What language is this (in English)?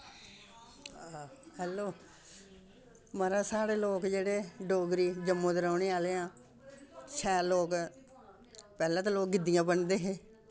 Dogri